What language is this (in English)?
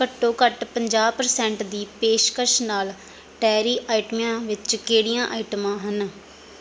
Punjabi